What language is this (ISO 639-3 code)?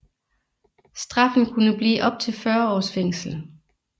dan